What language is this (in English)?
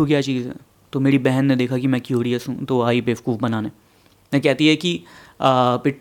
Hindi